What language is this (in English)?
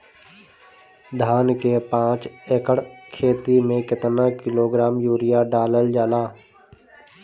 Bhojpuri